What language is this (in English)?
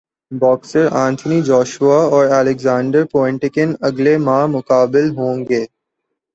Urdu